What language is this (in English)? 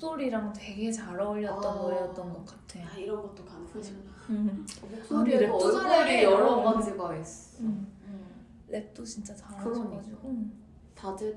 Korean